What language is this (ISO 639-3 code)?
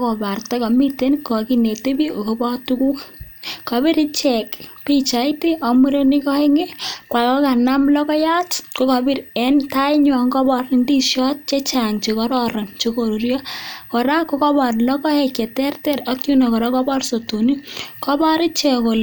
kln